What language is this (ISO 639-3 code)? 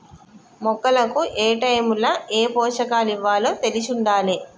tel